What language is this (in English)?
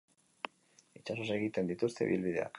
Basque